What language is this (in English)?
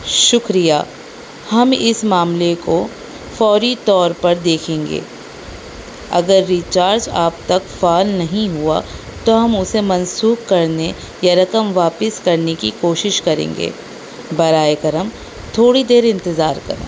Urdu